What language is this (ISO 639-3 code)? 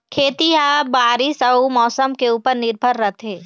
hne